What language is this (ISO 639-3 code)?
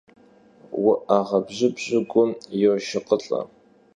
kbd